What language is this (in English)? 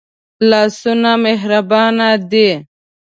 Pashto